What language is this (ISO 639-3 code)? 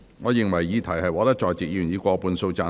yue